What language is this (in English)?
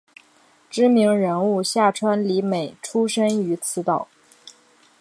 Chinese